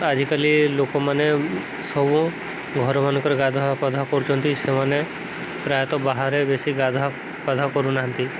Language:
Odia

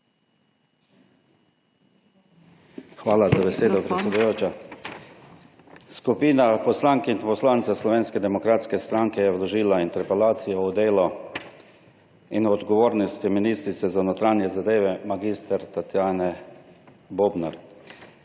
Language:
Slovenian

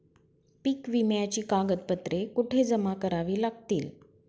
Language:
Marathi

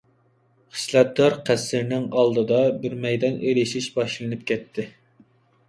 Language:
Uyghur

